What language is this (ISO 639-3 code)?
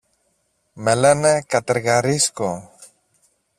ell